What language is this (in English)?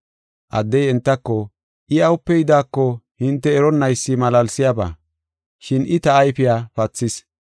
Gofa